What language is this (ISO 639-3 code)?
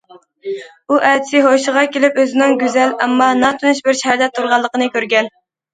uig